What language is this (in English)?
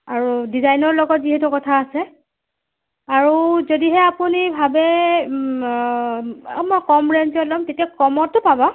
Assamese